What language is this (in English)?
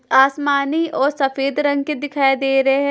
Hindi